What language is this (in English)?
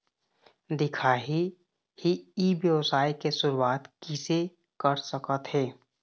Chhattisgarhi